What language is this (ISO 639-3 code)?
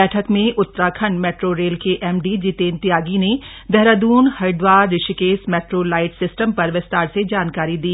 hin